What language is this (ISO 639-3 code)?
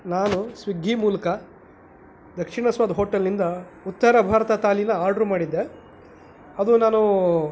kan